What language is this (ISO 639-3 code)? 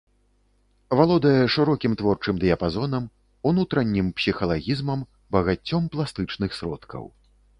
bel